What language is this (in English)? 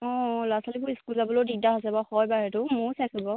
Assamese